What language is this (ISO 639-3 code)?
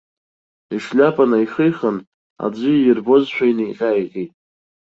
abk